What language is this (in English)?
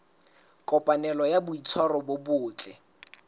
Southern Sotho